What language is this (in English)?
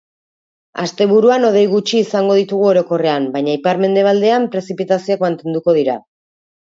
Basque